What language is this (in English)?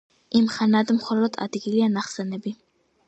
Georgian